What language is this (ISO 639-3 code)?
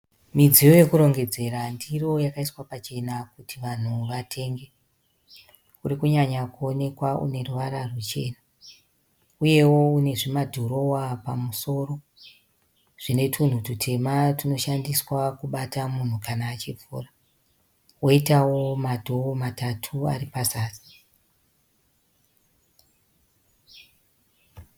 sna